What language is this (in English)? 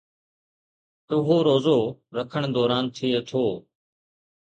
Sindhi